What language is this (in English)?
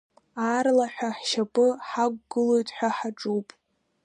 Abkhazian